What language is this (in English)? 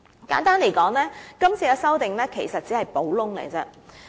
Cantonese